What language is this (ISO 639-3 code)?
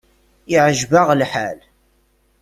kab